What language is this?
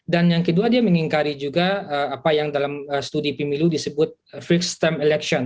Indonesian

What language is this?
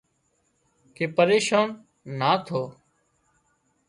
Wadiyara Koli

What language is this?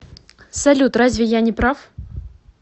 Russian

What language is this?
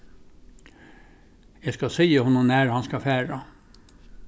Faroese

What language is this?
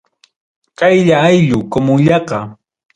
Ayacucho Quechua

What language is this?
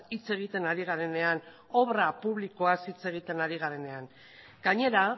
Basque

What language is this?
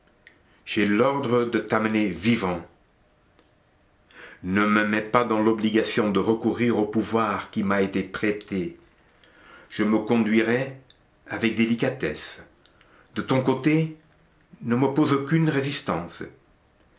French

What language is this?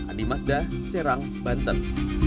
Indonesian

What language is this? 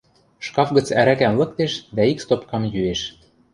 Western Mari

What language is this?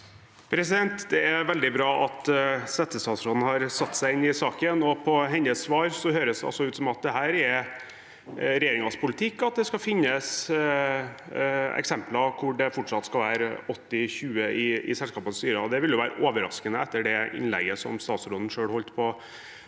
Norwegian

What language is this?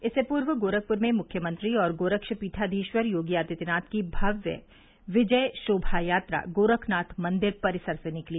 Hindi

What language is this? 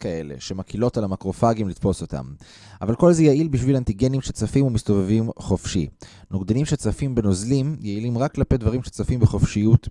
Hebrew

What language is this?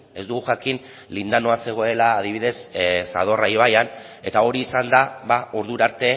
Basque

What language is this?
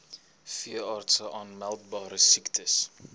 Afrikaans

